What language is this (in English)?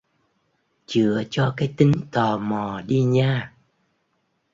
Vietnamese